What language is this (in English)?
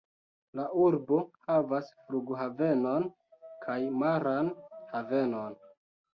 Esperanto